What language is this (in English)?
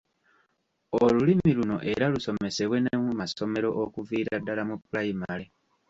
Ganda